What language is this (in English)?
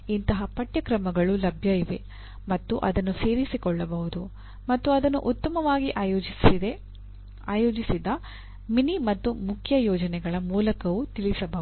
Kannada